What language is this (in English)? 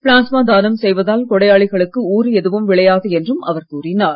Tamil